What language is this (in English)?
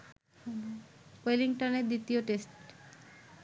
Bangla